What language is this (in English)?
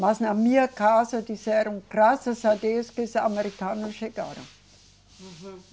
Portuguese